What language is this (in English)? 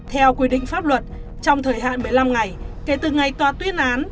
Vietnamese